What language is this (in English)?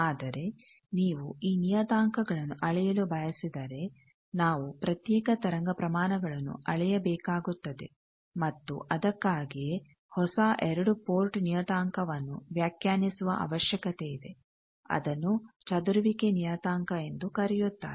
Kannada